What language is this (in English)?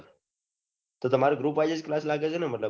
Gujarati